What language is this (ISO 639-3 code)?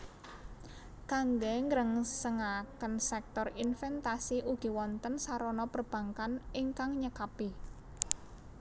jav